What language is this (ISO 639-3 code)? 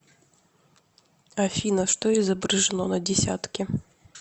rus